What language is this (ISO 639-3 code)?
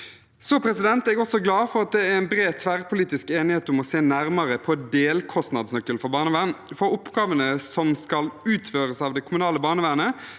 nor